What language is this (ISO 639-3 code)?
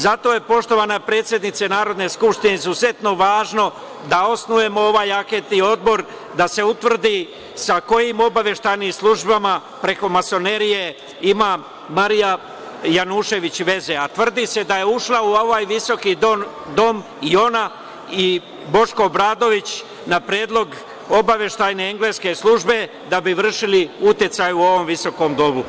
srp